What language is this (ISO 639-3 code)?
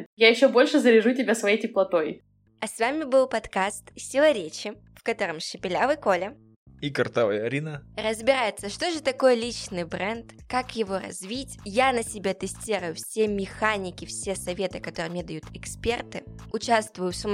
rus